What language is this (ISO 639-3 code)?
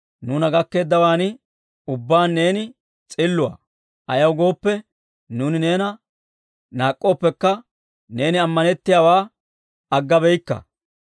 dwr